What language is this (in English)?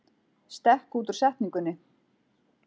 Icelandic